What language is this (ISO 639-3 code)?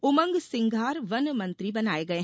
hin